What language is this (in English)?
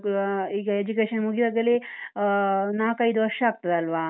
Kannada